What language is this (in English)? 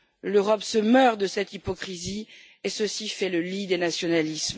French